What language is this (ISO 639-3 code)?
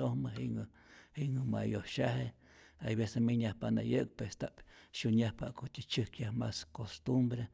zor